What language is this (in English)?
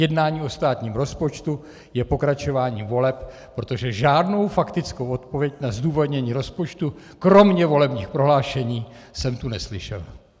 Czech